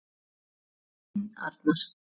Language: Icelandic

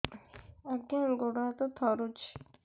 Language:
Odia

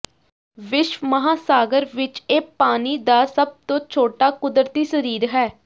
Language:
Punjabi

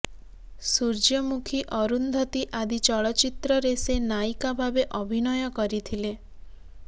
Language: Odia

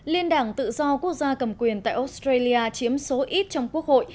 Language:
Vietnamese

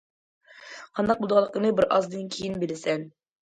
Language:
Uyghur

